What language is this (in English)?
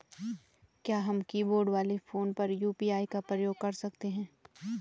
Hindi